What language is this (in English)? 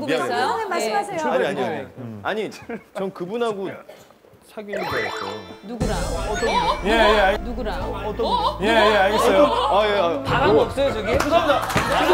Korean